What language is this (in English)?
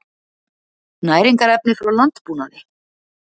Icelandic